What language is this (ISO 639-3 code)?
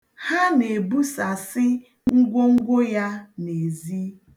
ibo